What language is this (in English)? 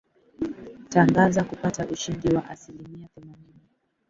Swahili